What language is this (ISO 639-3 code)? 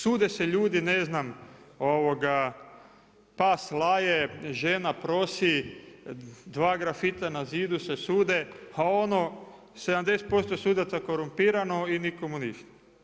hrv